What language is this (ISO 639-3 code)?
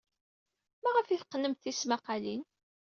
kab